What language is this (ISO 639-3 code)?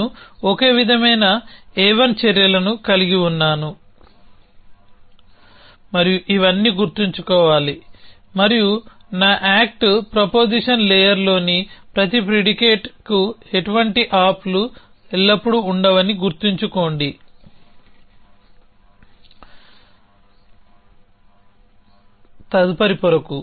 tel